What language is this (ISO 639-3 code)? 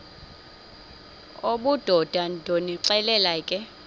xho